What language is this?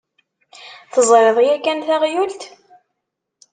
Kabyle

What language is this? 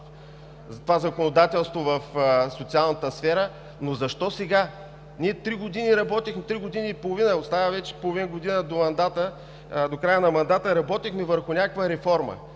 Bulgarian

